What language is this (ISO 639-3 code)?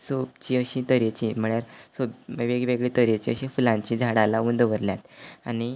kok